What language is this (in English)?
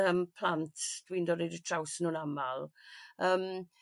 Welsh